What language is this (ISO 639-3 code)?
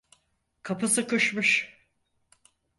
tur